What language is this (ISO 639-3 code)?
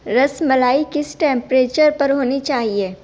urd